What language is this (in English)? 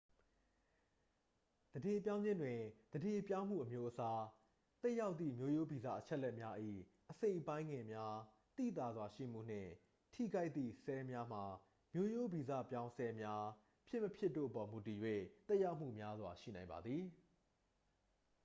Burmese